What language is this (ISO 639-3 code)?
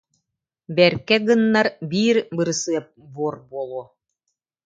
sah